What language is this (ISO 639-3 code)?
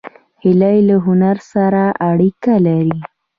pus